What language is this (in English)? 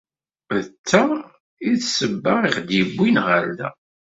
Kabyle